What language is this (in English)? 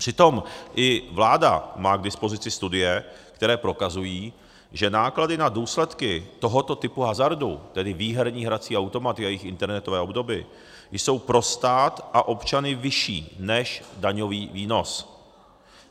Czech